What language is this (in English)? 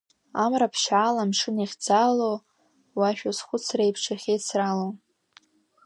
Abkhazian